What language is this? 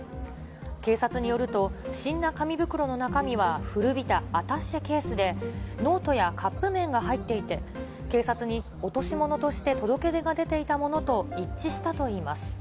Japanese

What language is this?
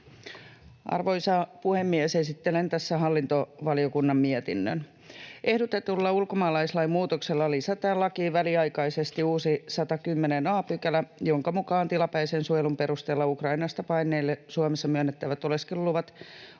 Finnish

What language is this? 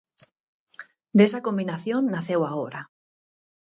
Galician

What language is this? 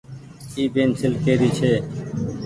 Goaria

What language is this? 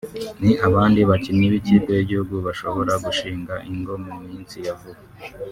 Kinyarwanda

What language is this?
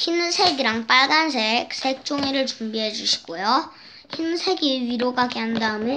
Korean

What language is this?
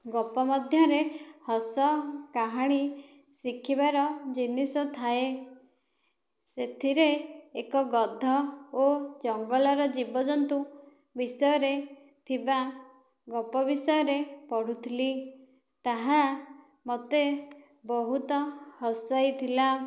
Odia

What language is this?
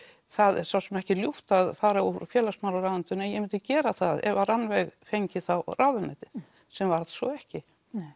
Icelandic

